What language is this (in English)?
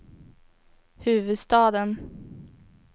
Swedish